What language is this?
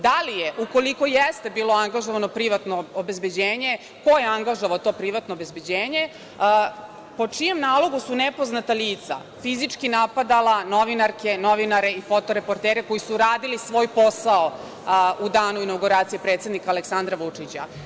Serbian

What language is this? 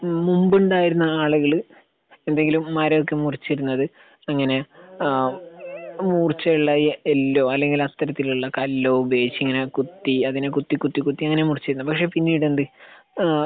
Malayalam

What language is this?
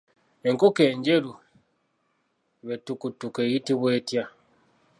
Ganda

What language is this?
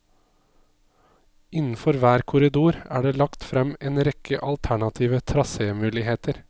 Norwegian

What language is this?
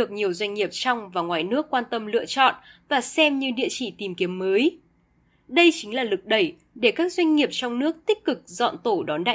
Vietnamese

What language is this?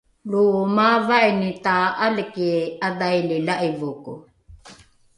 Rukai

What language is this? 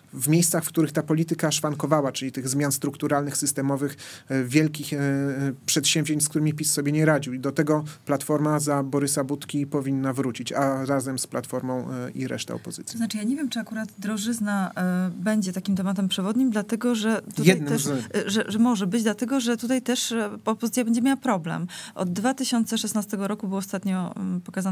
Polish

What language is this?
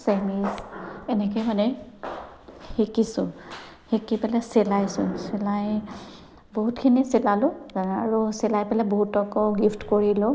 Assamese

